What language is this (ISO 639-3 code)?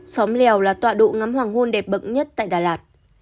vie